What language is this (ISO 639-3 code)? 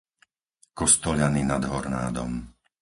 slk